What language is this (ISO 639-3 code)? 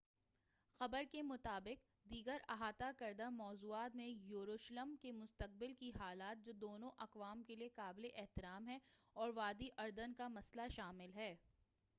urd